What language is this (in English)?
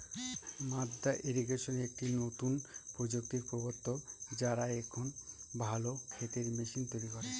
Bangla